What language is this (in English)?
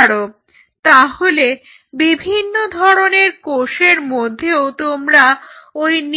Bangla